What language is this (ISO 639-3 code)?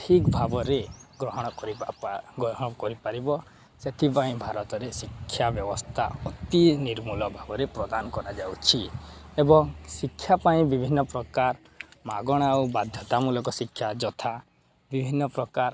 ori